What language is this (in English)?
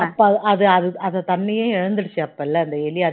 Tamil